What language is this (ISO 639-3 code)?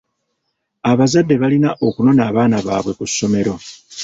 lug